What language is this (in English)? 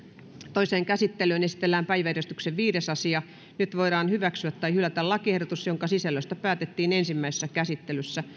Finnish